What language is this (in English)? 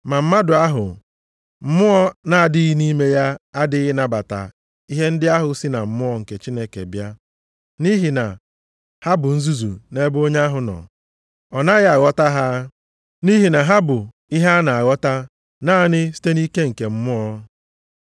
Igbo